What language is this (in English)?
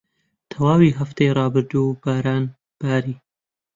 Central Kurdish